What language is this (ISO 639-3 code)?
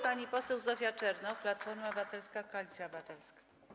pol